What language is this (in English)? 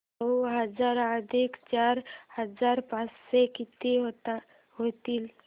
Marathi